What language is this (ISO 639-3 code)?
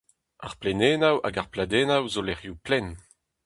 bre